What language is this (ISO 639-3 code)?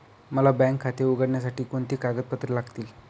mar